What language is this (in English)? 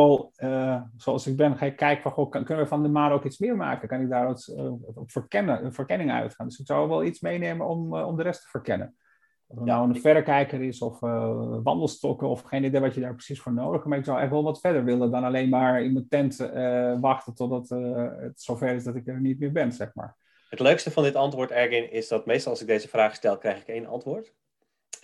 Dutch